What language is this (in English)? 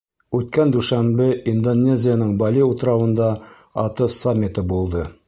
Bashkir